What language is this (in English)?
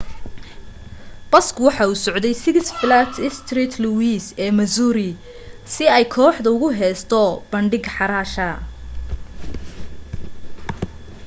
Somali